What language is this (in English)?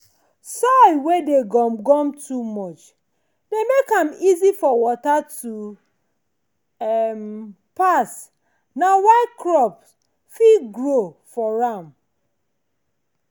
Nigerian Pidgin